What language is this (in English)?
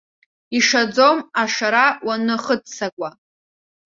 Abkhazian